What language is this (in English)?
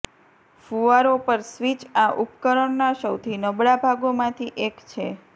Gujarati